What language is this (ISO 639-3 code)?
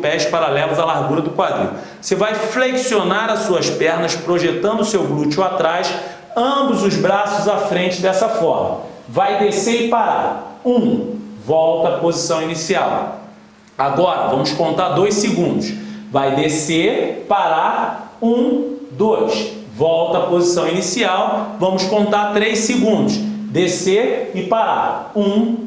por